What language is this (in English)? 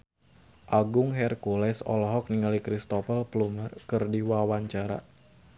Sundanese